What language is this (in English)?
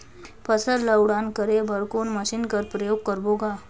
Chhattisgarhi